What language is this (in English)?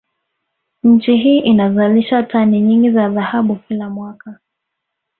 Swahili